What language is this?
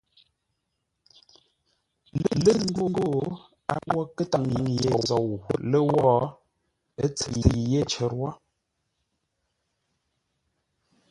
Ngombale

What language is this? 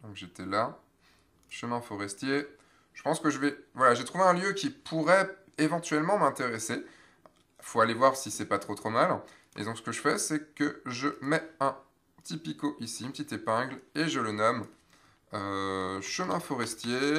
French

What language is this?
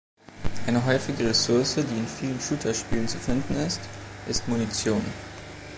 German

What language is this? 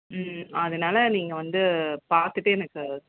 Tamil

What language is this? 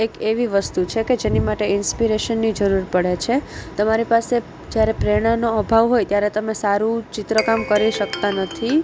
Gujarati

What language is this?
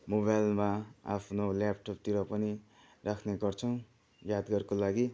Nepali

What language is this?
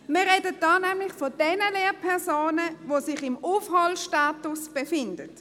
Swiss German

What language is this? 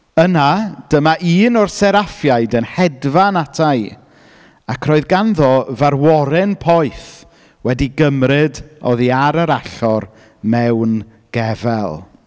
Welsh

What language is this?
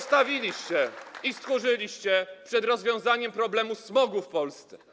Polish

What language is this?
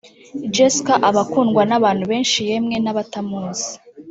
Kinyarwanda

